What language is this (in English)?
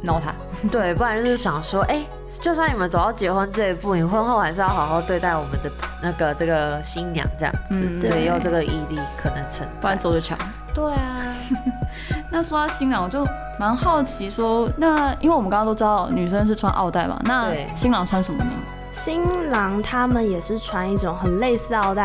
Chinese